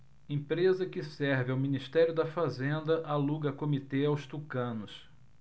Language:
Portuguese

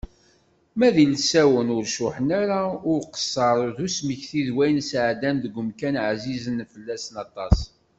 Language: Kabyle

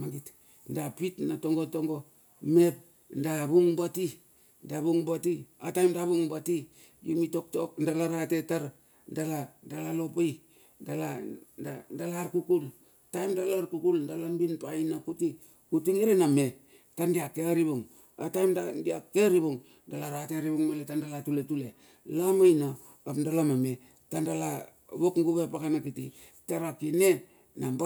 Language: Bilur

